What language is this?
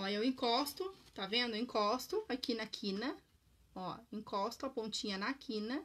Portuguese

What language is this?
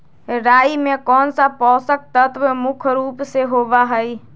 Magahi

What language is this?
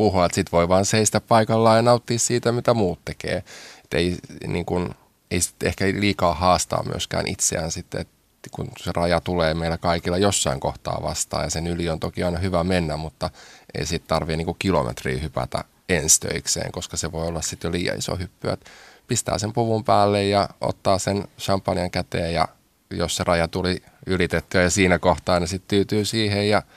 Finnish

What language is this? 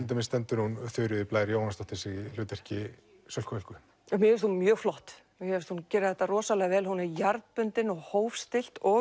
Icelandic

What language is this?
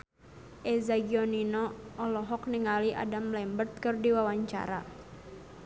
Sundanese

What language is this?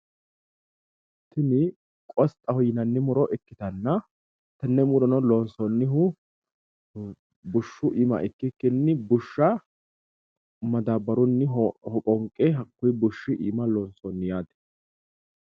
Sidamo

